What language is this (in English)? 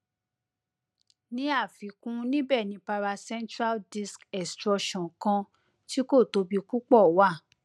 Yoruba